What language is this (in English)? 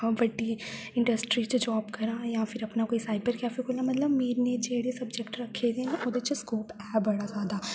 Dogri